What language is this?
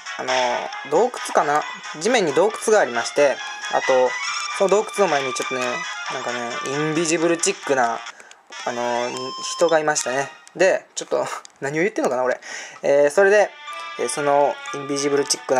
Japanese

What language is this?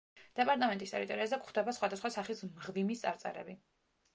Georgian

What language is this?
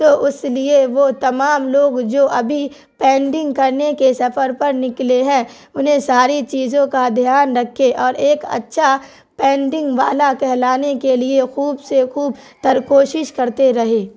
Urdu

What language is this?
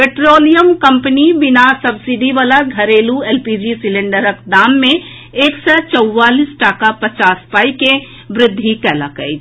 Maithili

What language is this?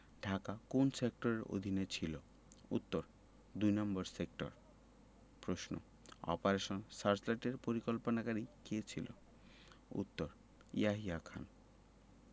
Bangla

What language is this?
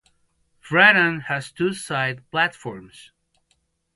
English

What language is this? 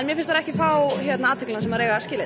Icelandic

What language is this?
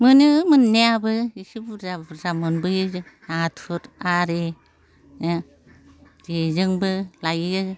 Bodo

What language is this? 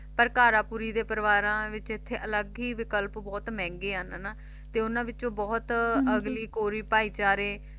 Punjabi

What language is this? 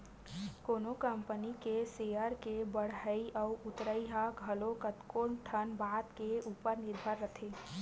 Chhattisgarhi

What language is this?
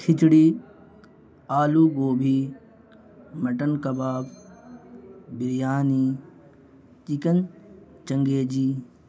Urdu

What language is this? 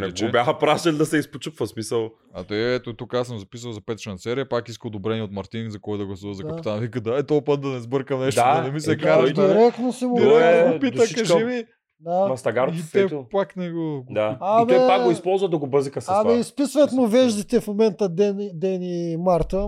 Bulgarian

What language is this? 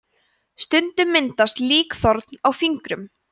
Icelandic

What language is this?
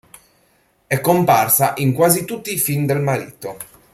Italian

